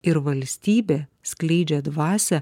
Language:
Lithuanian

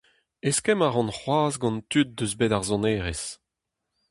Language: Breton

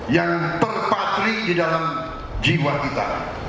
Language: Indonesian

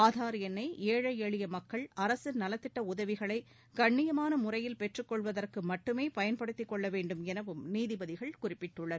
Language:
Tamil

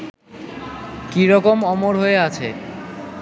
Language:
Bangla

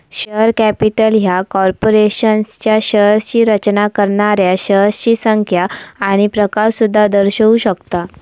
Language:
Marathi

